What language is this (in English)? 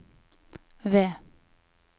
Norwegian